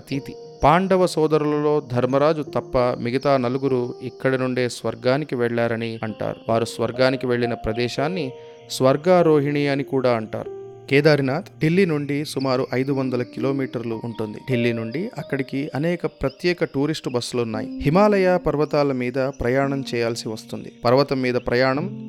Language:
Telugu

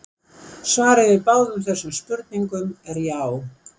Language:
Icelandic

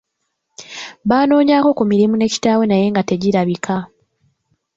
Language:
Ganda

